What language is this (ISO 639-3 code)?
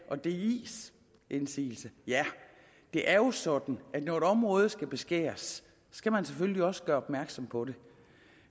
dan